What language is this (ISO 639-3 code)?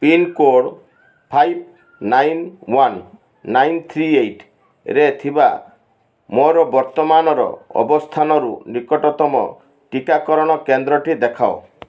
ori